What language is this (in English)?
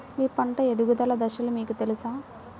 Telugu